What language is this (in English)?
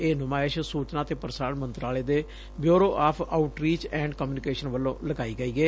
Punjabi